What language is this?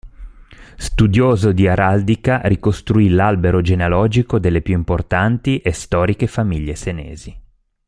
Italian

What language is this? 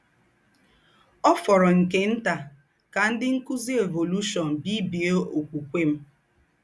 Igbo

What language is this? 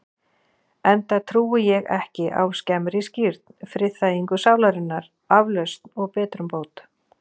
Icelandic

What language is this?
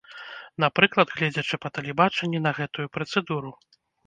Belarusian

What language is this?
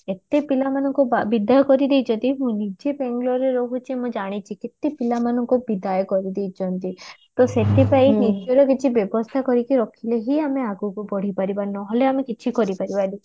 Odia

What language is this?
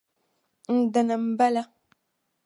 Dagbani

